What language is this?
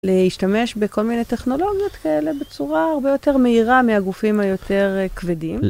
Hebrew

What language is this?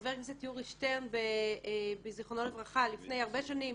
Hebrew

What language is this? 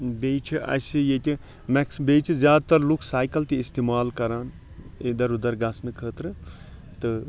Kashmiri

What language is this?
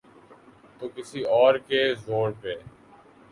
Urdu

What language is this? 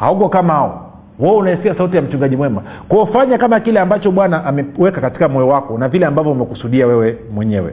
Swahili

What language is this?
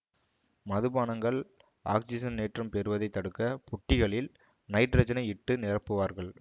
Tamil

